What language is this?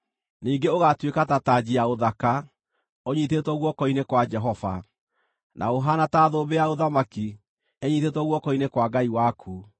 Kikuyu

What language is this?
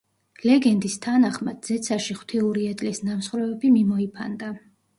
Georgian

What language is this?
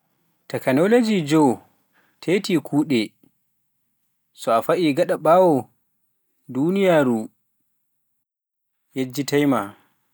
Pular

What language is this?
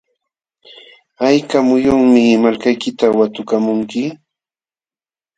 Jauja Wanca Quechua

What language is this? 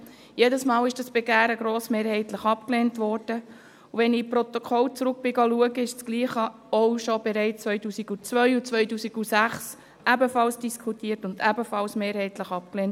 Swiss German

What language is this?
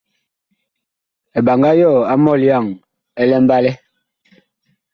Bakoko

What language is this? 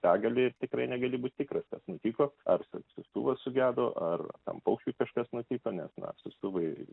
Lithuanian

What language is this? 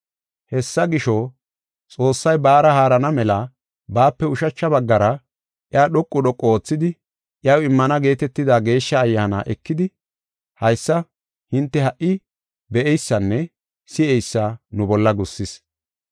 Gofa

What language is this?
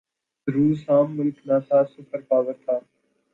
Urdu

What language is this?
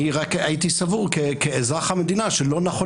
Hebrew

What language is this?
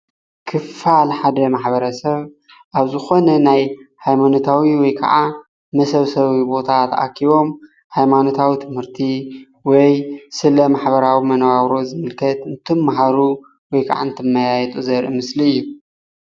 Tigrinya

